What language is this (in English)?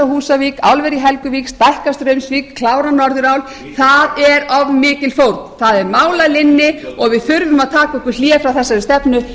Icelandic